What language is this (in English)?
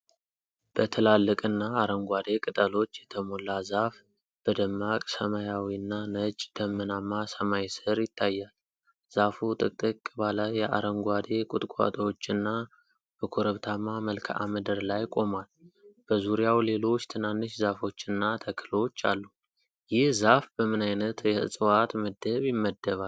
Amharic